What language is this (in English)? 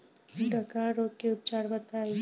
Bhojpuri